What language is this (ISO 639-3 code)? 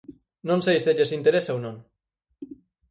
glg